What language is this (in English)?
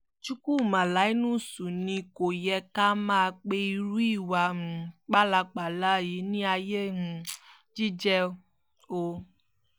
Yoruba